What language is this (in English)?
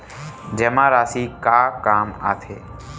Chhattisgarhi